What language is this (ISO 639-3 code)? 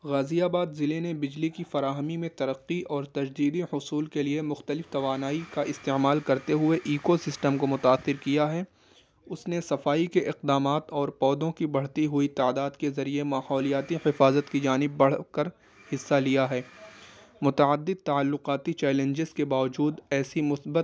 urd